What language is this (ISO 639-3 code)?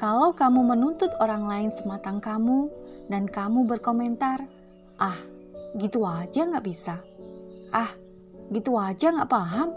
ind